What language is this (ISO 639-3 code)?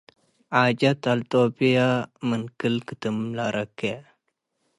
tig